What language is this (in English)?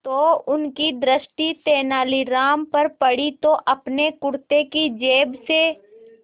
Hindi